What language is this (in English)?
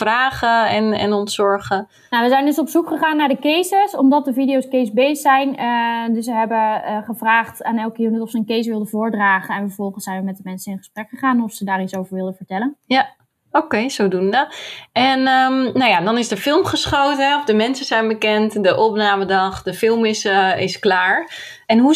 Dutch